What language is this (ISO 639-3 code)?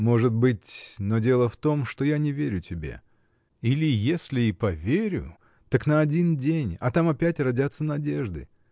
rus